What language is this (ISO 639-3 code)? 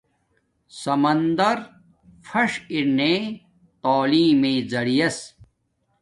dmk